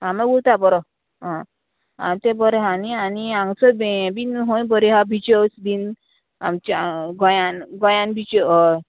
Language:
Konkani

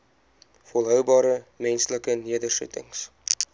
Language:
Afrikaans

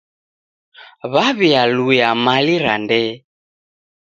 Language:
Taita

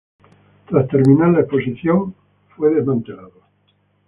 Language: Spanish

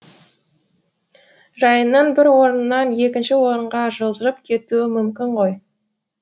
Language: Kazakh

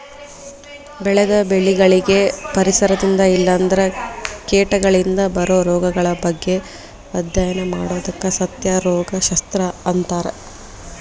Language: Kannada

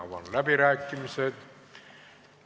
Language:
Estonian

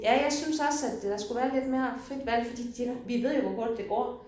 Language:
Danish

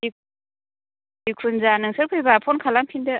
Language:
Bodo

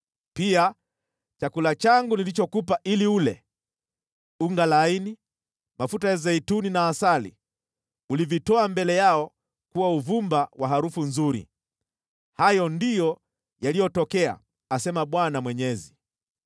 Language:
Swahili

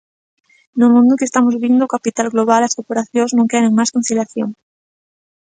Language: Galician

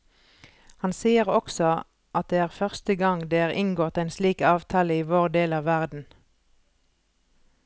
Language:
Norwegian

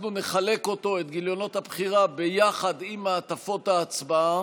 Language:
Hebrew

